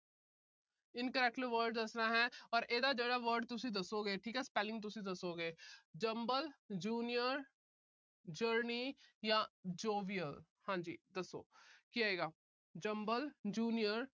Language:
Punjabi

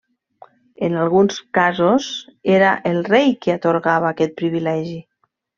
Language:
Catalan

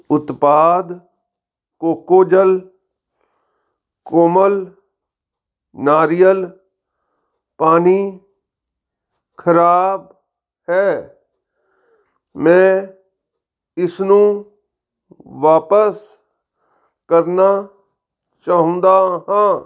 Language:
Punjabi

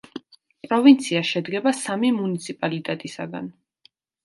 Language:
Georgian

